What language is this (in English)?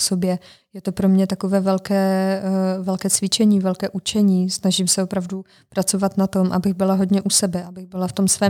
Czech